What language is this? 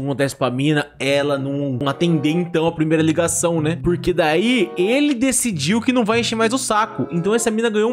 Portuguese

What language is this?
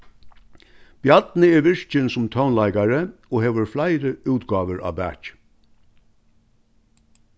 Faroese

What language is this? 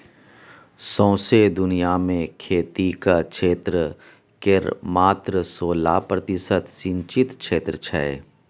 Maithili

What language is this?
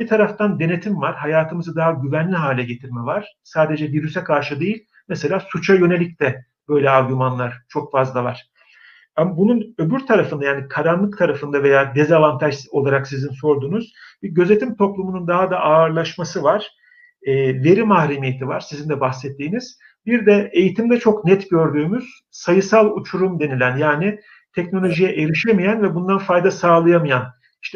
Turkish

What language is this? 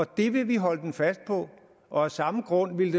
Danish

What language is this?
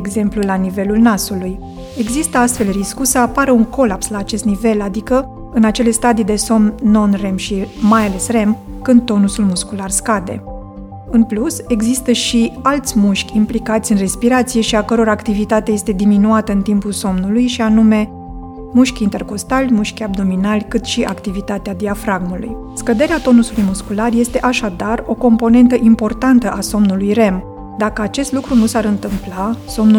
Romanian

